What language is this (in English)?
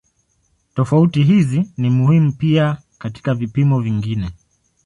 Swahili